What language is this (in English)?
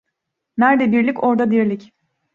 Turkish